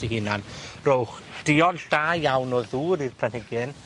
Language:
Welsh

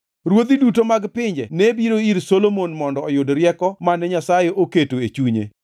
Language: Luo (Kenya and Tanzania)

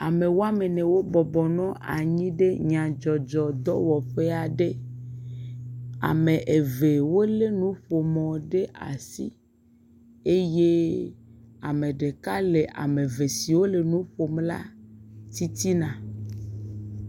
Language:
Ewe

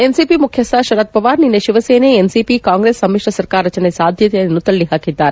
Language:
Kannada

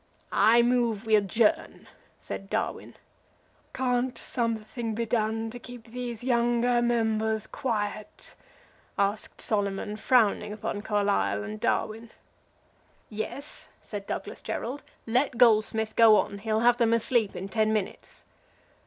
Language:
English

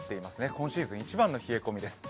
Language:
Japanese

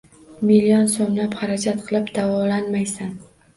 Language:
Uzbek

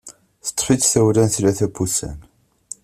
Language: Kabyle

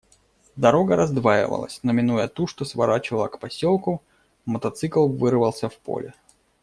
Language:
Russian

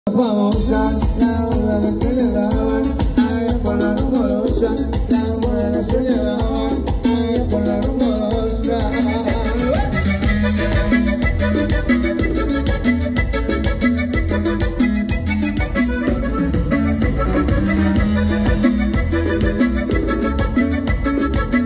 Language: Arabic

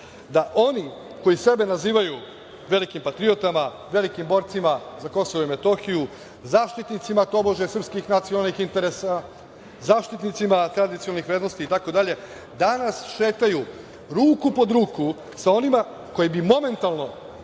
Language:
Serbian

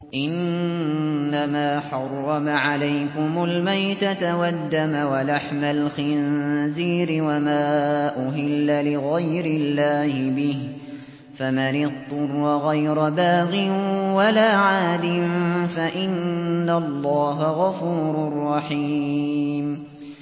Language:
Arabic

